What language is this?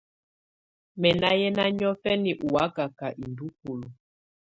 Tunen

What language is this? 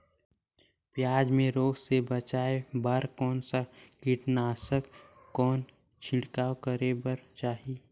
Chhattisgarhi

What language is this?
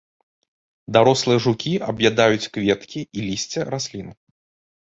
Belarusian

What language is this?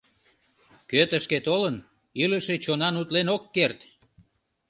Mari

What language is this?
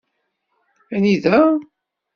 Kabyle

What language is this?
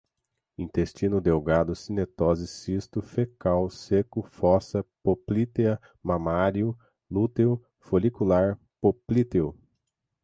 Portuguese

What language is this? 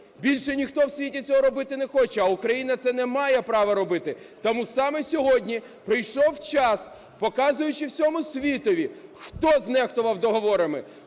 Ukrainian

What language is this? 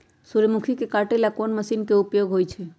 Magahi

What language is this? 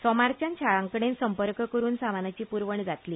Konkani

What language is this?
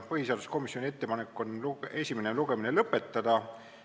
Estonian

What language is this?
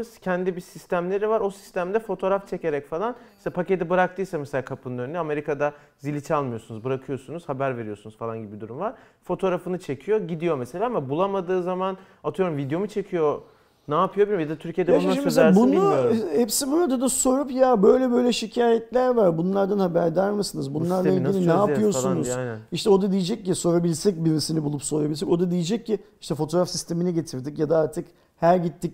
Turkish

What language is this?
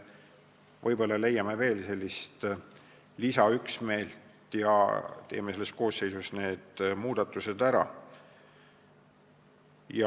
Estonian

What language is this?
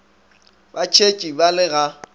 Northern Sotho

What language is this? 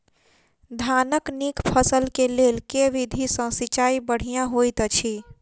Maithili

